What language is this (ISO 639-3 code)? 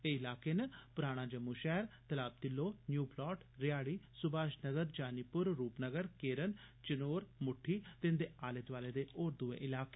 doi